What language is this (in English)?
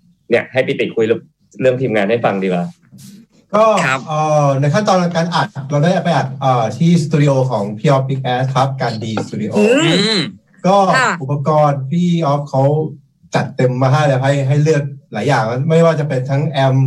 Thai